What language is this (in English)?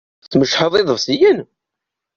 Kabyle